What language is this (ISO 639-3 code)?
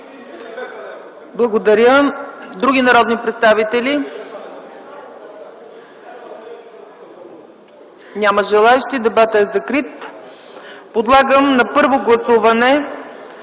bul